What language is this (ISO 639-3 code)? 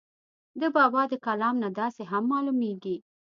pus